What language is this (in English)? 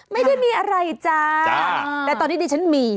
Thai